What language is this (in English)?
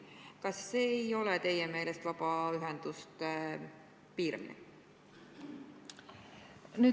Estonian